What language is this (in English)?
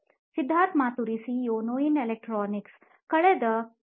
Kannada